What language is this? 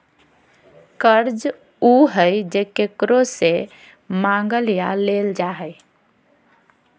Magahi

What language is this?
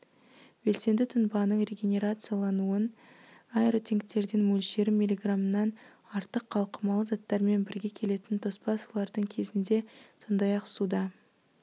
Kazakh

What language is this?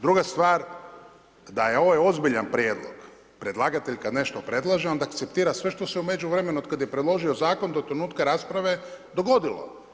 Croatian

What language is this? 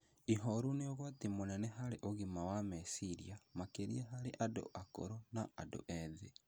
Kikuyu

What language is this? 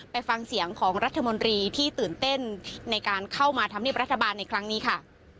Thai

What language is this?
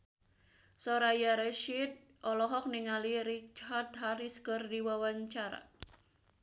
Sundanese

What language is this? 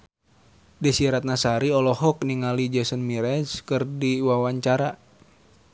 Sundanese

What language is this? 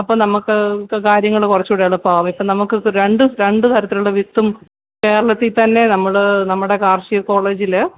Malayalam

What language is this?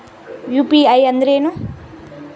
Kannada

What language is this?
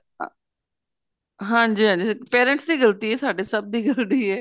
Punjabi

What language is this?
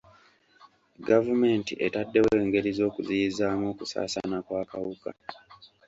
Ganda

